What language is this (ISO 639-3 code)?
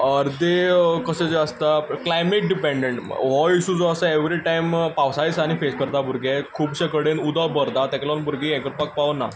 kok